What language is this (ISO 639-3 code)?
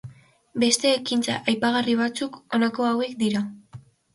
eus